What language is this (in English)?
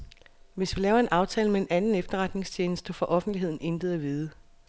Danish